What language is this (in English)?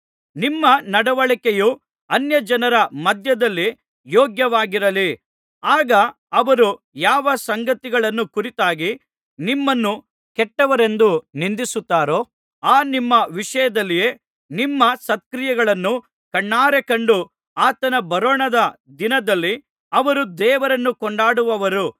Kannada